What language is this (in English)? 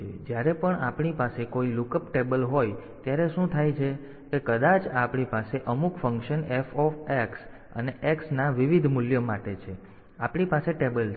Gujarati